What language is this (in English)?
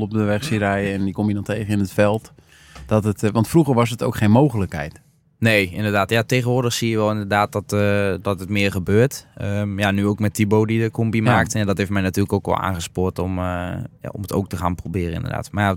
Dutch